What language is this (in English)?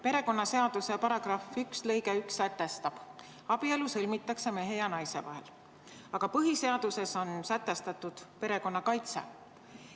Estonian